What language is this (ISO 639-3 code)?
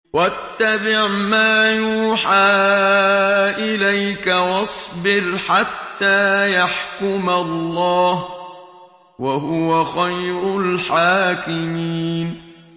ara